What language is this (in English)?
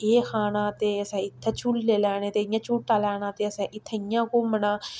Dogri